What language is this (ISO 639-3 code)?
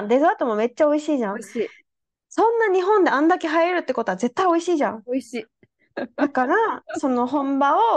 jpn